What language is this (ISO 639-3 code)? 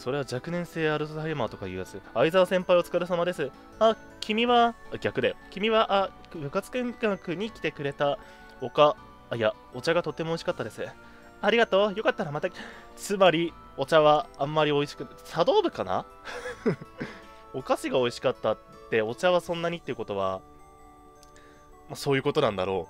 jpn